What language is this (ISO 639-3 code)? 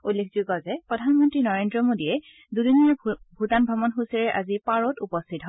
asm